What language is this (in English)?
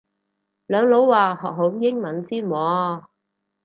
Cantonese